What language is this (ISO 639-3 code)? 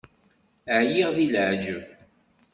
kab